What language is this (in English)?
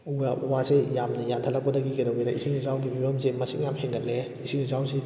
Manipuri